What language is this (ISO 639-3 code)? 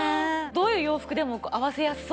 jpn